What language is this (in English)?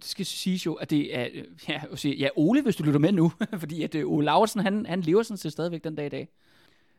Danish